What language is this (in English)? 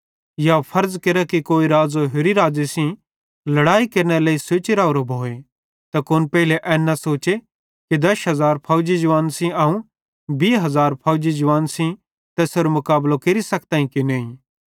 Bhadrawahi